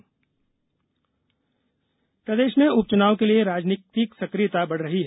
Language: Hindi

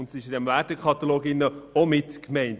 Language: Swiss German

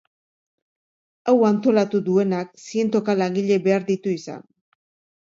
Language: Basque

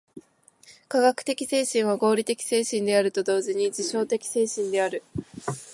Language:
Japanese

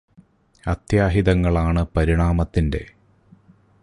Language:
Malayalam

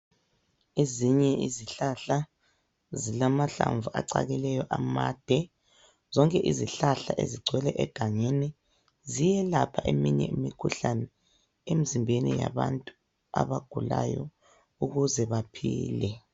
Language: North Ndebele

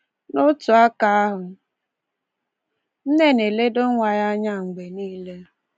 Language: Igbo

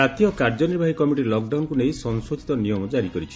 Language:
Odia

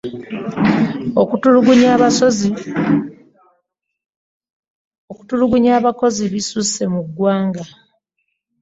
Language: Ganda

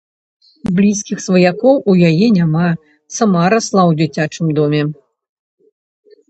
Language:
Belarusian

